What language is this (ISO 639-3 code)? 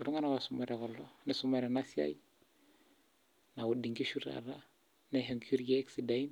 mas